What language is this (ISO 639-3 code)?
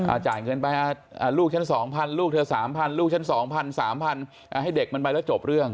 tha